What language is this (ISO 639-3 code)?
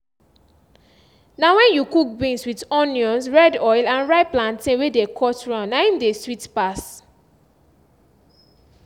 pcm